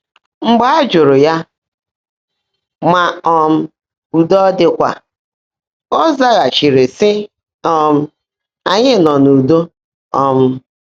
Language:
Igbo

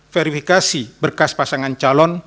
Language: Indonesian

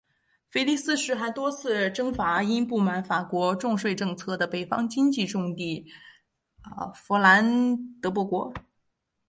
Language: Chinese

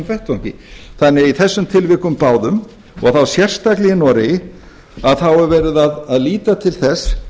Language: Icelandic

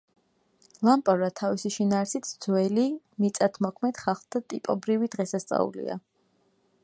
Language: Georgian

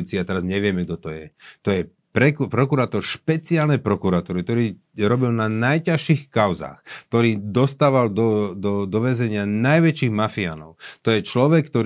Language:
Slovak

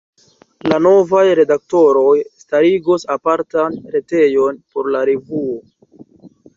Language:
Esperanto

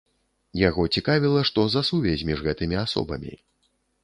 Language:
Belarusian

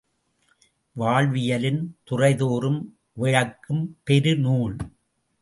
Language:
Tamil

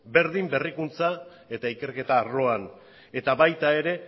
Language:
Basque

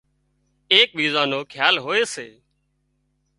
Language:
Wadiyara Koli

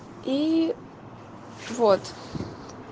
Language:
Russian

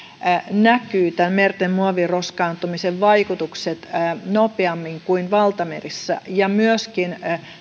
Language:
Finnish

